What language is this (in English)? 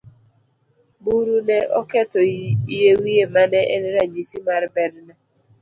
Luo (Kenya and Tanzania)